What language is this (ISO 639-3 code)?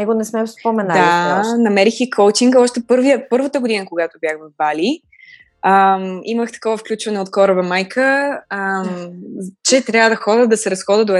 bul